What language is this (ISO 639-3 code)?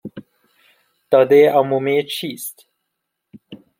fas